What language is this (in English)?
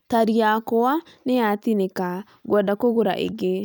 Kikuyu